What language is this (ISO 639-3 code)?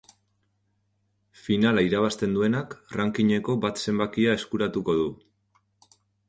eus